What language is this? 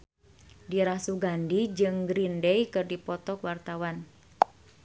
Sundanese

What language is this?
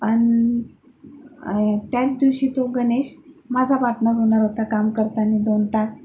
Marathi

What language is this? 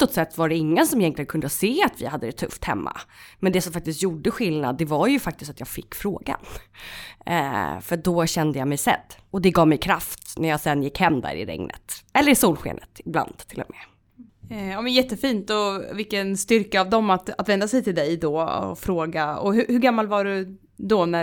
Swedish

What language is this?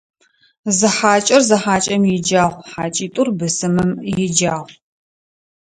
Adyghe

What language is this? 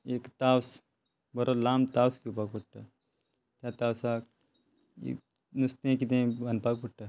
Konkani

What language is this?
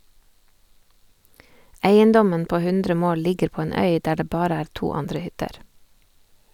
Norwegian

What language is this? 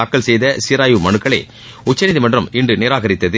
Tamil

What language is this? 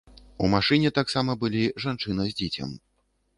Belarusian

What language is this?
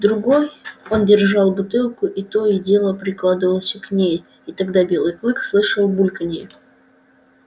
Russian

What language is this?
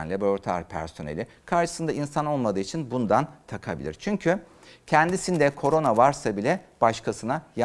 Turkish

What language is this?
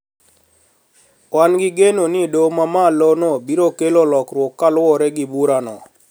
Luo (Kenya and Tanzania)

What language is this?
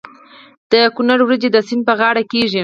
Pashto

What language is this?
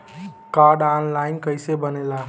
Bhojpuri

